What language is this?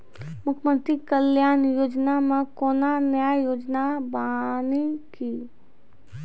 Maithili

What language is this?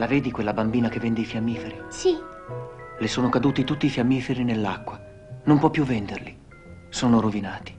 Italian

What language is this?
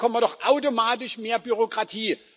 German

